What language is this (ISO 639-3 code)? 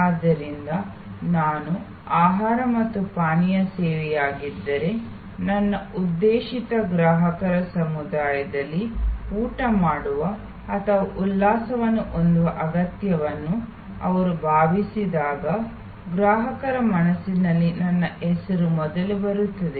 kan